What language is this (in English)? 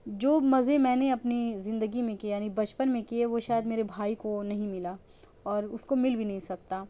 Urdu